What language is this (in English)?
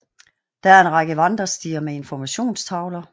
Danish